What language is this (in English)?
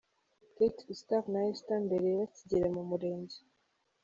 Kinyarwanda